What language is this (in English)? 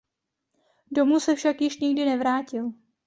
Czech